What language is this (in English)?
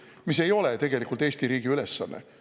Estonian